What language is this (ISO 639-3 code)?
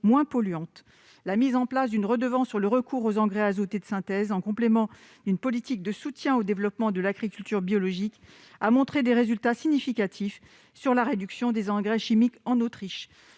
fra